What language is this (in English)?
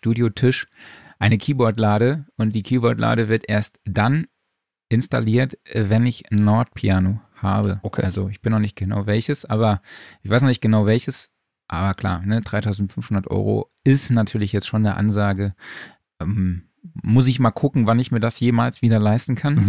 German